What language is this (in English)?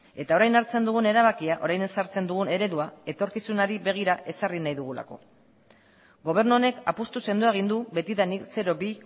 Basque